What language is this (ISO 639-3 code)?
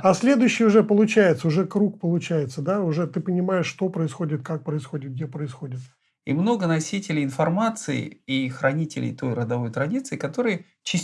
rus